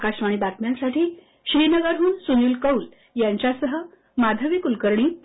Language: Marathi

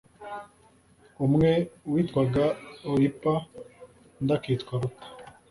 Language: Kinyarwanda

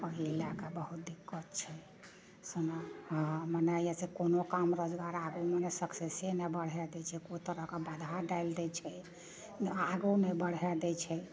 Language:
Maithili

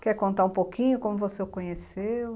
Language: Portuguese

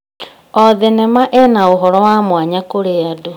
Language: Kikuyu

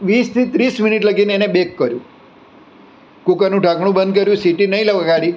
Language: Gujarati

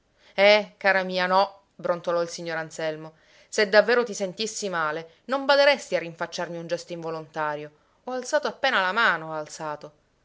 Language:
Italian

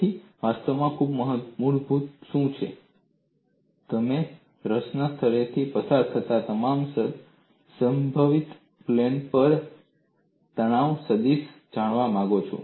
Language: Gujarati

